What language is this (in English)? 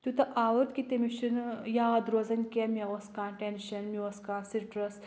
Kashmiri